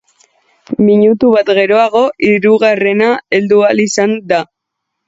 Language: Basque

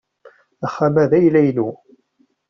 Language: Kabyle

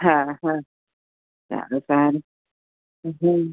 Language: Gujarati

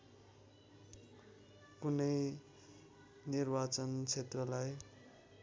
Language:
Nepali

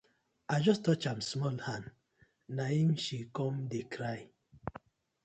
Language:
Nigerian Pidgin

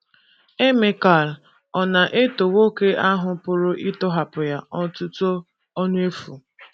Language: Igbo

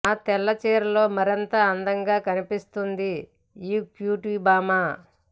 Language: Telugu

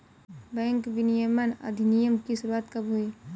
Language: Hindi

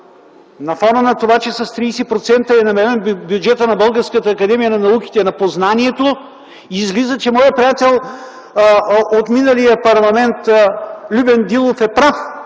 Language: Bulgarian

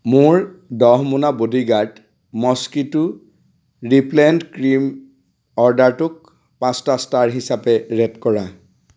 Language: Assamese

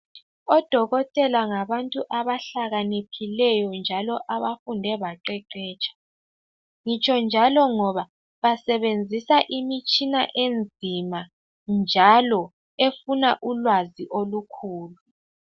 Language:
North Ndebele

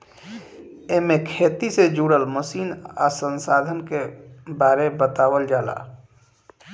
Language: Bhojpuri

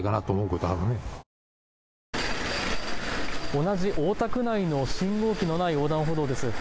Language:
Japanese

